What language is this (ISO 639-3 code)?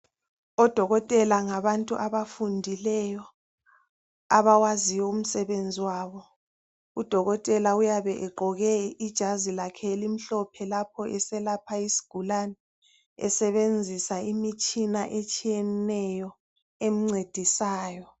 nde